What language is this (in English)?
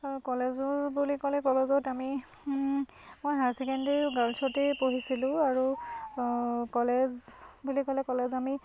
Assamese